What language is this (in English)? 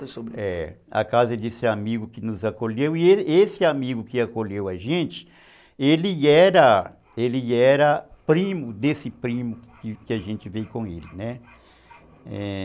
Portuguese